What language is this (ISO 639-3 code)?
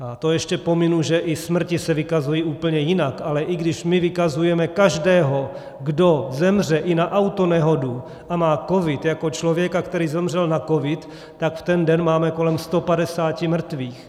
ces